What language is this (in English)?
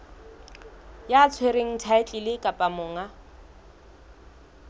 Southern Sotho